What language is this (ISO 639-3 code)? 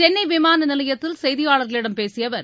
tam